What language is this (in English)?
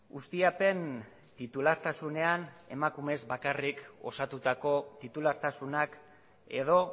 Basque